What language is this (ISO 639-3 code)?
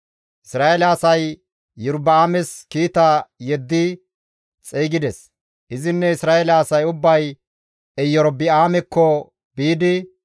gmv